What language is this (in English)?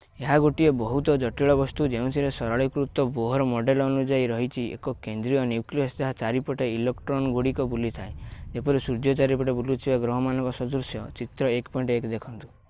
Odia